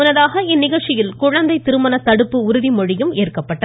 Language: Tamil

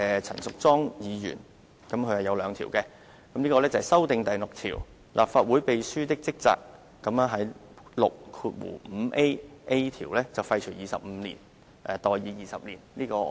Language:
Cantonese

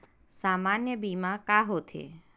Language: Chhattisgarhi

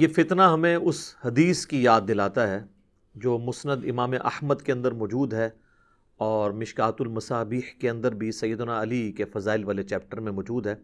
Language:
Urdu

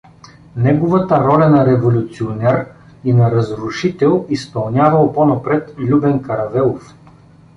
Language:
Bulgarian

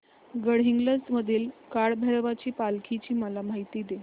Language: Marathi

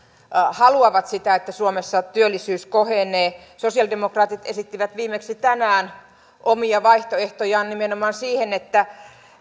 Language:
Finnish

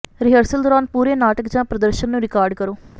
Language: Punjabi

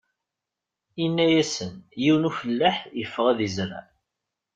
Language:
Kabyle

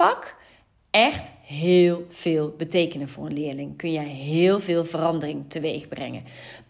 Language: Dutch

